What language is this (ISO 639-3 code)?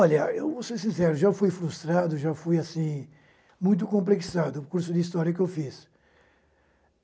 por